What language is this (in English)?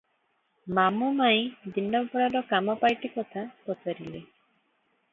Odia